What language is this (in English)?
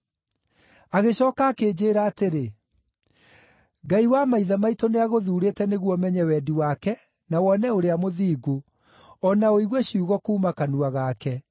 Kikuyu